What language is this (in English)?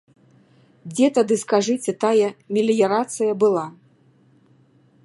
Belarusian